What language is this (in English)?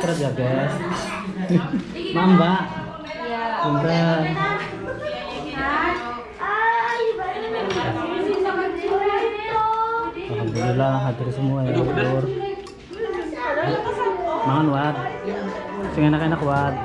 Indonesian